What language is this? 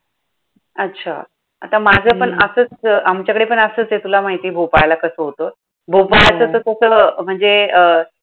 Marathi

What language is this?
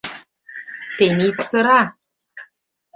Mari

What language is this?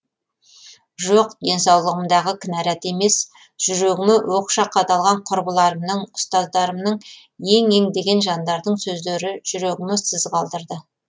Kazakh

